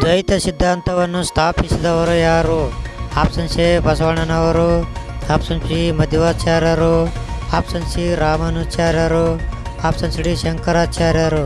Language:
Kannada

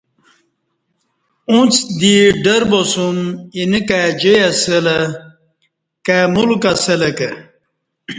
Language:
Kati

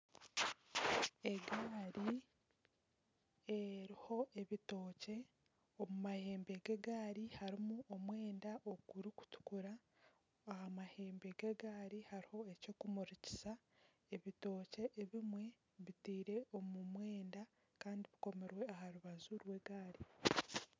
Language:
Nyankole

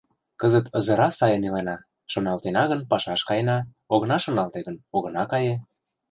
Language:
Mari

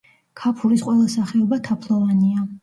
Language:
Georgian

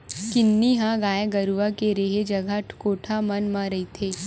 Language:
Chhattisgarhi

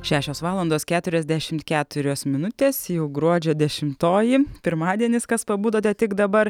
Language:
Lithuanian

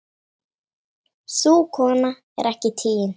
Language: Icelandic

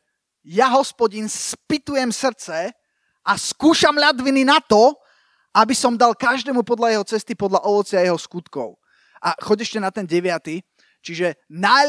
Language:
Slovak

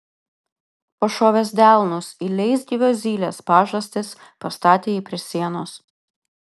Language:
Lithuanian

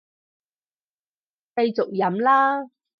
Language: Cantonese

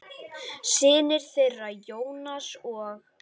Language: Icelandic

